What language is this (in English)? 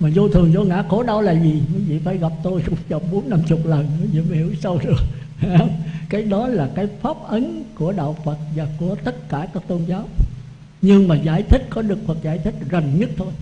Vietnamese